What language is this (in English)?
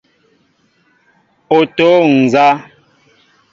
Mbo (Cameroon)